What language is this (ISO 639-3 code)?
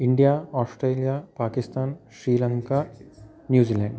san